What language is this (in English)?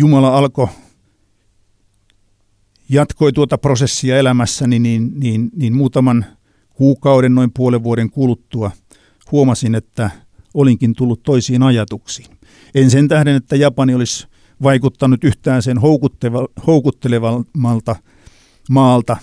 Finnish